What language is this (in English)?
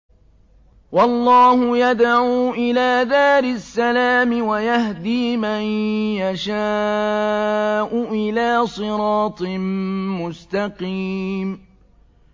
Arabic